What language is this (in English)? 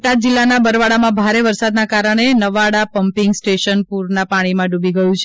Gujarati